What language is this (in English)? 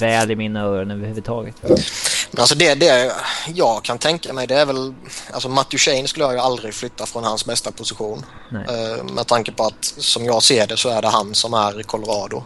Swedish